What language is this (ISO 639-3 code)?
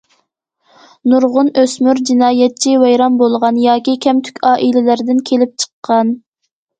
uig